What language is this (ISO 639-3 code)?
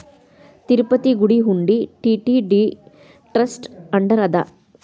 kan